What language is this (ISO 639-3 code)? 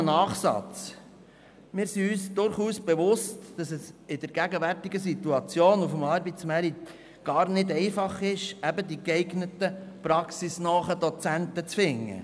gsw